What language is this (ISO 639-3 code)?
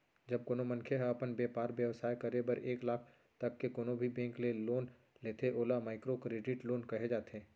hne